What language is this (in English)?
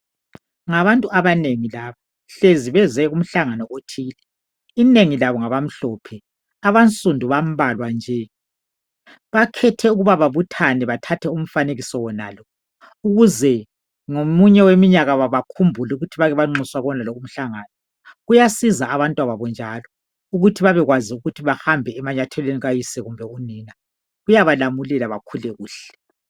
North Ndebele